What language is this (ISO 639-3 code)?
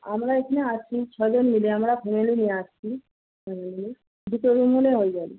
ben